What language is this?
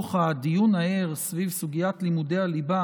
Hebrew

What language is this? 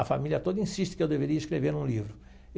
Portuguese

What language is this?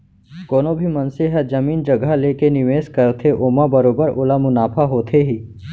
Chhattisgarhi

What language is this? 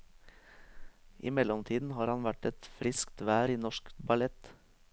Norwegian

